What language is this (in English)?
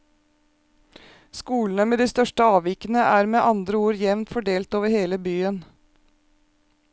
Norwegian